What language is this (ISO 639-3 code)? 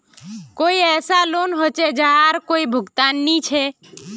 mag